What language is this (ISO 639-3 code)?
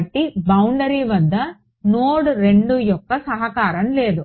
tel